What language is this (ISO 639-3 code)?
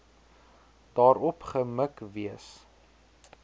afr